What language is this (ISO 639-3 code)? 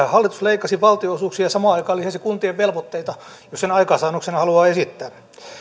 fin